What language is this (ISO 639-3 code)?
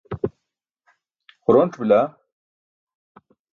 bsk